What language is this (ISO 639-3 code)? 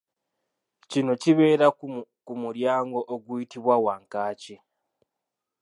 lug